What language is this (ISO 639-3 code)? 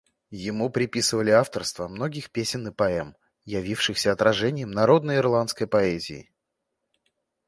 rus